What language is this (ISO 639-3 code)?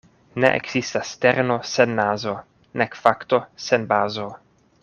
epo